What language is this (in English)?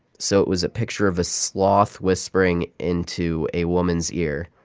English